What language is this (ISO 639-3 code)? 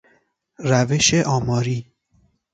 fas